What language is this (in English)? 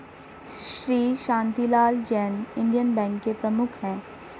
Hindi